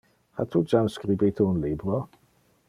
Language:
Interlingua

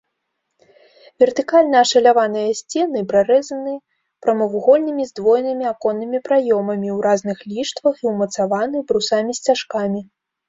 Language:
Belarusian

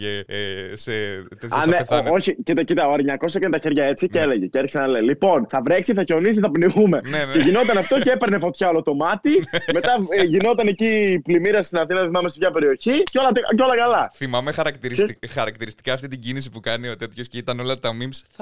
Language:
Greek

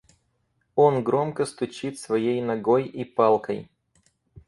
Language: Russian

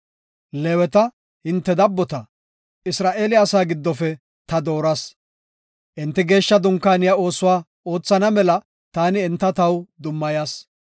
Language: Gofa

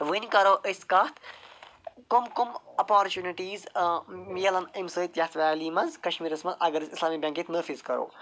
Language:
Kashmiri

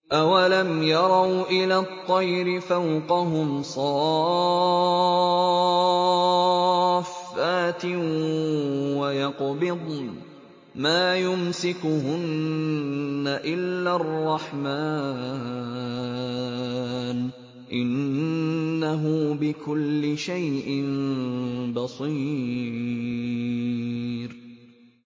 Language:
Arabic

